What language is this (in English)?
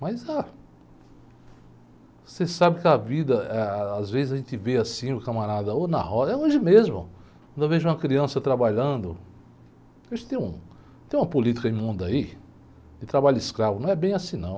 Portuguese